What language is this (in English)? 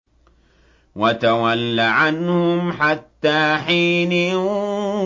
Arabic